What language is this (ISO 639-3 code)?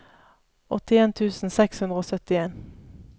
nor